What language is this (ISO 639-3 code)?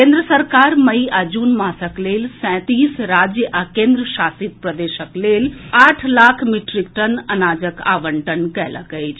mai